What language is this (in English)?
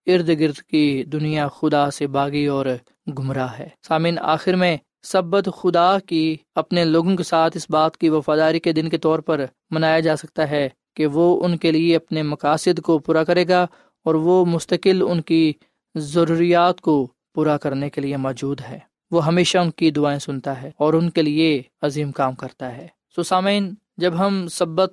Urdu